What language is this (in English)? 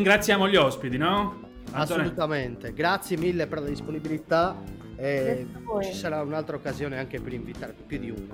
Italian